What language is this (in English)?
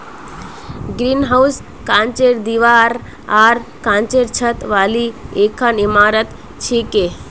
Magahi